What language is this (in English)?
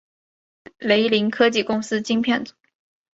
Chinese